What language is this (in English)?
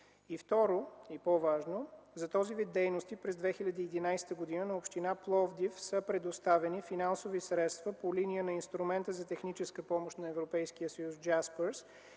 Bulgarian